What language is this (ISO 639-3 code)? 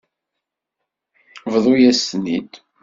kab